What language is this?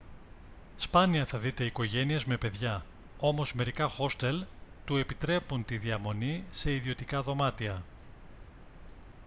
Greek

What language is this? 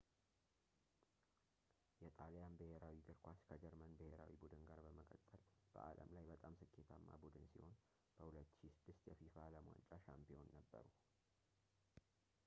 Amharic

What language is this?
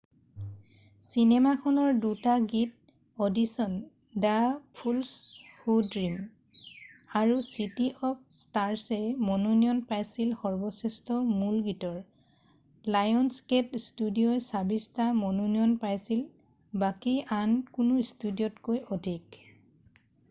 Assamese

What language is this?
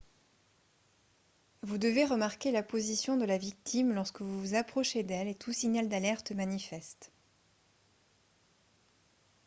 French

